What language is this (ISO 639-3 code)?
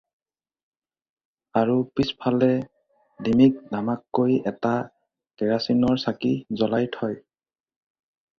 asm